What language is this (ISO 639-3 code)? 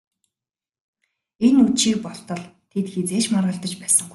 mon